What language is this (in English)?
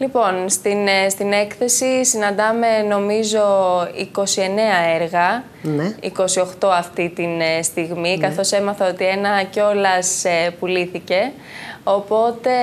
Greek